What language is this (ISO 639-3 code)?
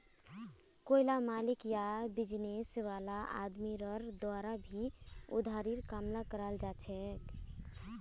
mag